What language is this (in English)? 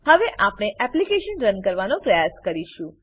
Gujarati